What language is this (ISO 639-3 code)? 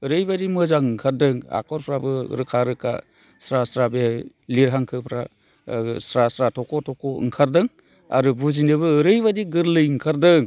brx